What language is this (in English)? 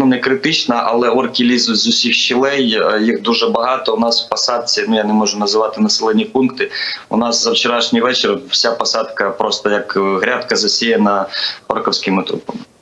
Ukrainian